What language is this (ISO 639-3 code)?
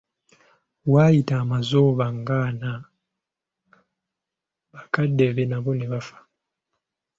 lug